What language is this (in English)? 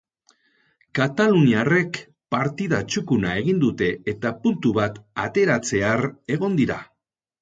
Basque